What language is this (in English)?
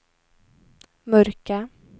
Swedish